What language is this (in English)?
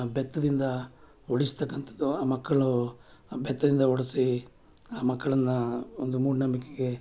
Kannada